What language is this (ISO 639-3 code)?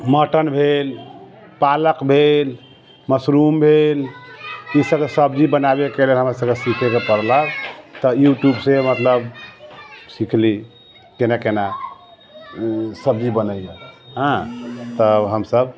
mai